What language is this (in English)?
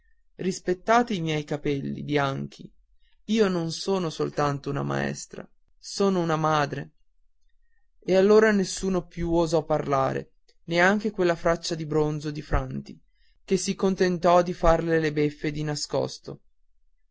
Italian